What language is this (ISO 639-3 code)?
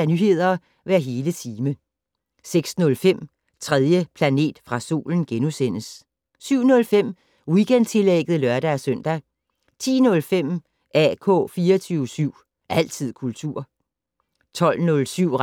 dan